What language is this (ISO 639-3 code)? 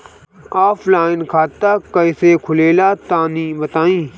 bho